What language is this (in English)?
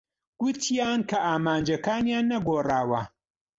Central Kurdish